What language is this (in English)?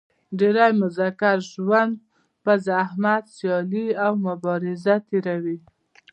Pashto